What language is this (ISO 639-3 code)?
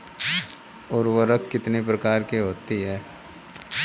hin